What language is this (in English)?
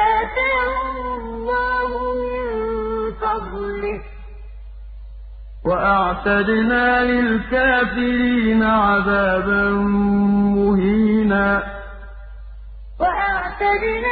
Arabic